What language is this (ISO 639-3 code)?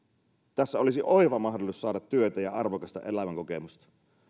fin